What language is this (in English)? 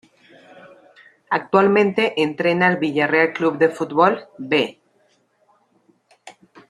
Spanish